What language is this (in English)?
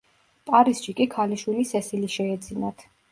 Georgian